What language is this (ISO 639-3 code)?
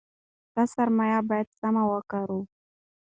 pus